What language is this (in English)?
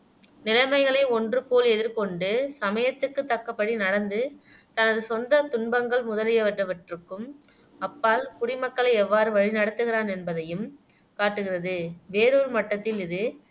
Tamil